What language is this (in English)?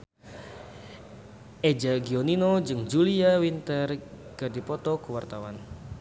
Sundanese